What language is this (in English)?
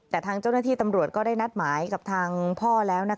Thai